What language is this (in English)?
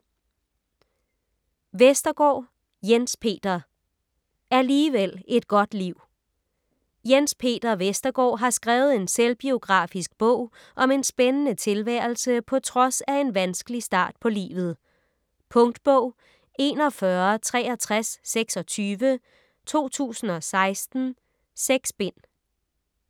Danish